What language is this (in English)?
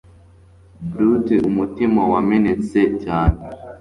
Kinyarwanda